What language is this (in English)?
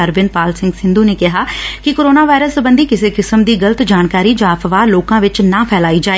Punjabi